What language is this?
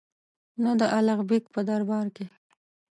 Pashto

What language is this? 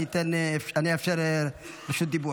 Hebrew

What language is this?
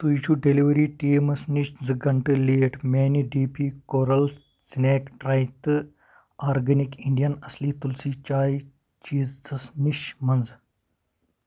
Kashmiri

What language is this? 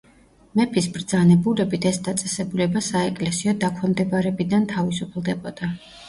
Georgian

